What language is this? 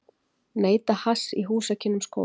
Icelandic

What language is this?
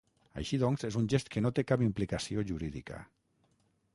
Catalan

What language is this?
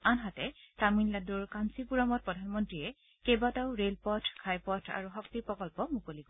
Assamese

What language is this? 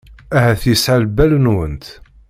Kabyle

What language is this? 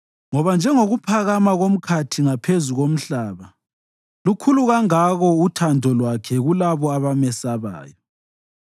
North Ndebele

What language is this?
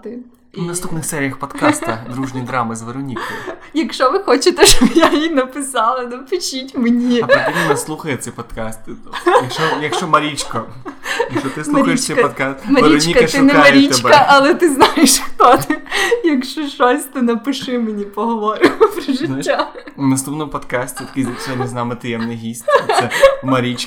Ukrainian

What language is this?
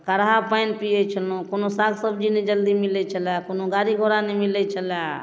Maithili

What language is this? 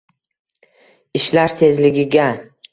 Uzbek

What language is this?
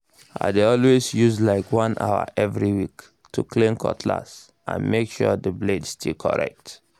Nigerian Pidgin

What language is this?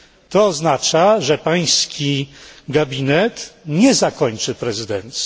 Polish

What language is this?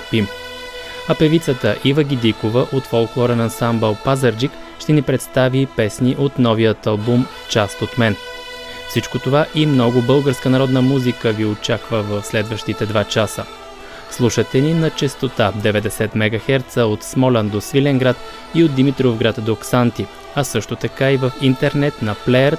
Bulgarian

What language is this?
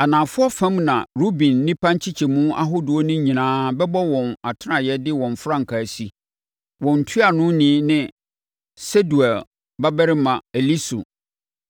Akan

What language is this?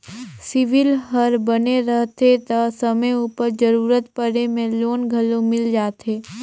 Chhattisgarhi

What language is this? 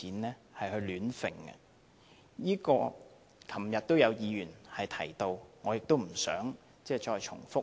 Cantonese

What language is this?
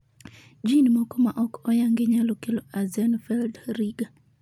Luo (Kenya and Tanzania)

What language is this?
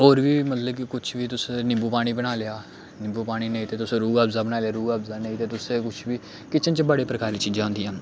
Dogri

